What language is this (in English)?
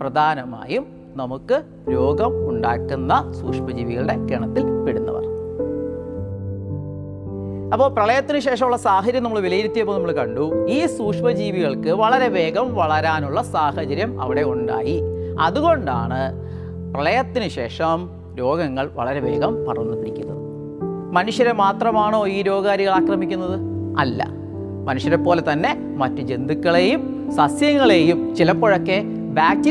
Malayalam